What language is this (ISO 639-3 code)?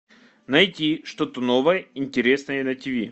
rus